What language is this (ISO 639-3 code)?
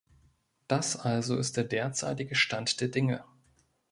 deu